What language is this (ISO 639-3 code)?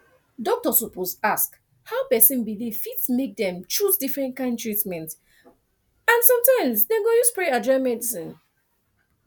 pcm